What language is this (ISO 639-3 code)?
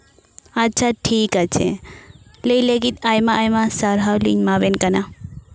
sat